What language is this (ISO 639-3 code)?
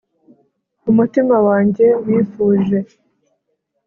kin